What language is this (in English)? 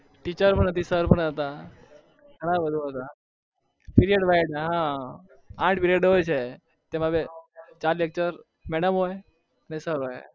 Gujarati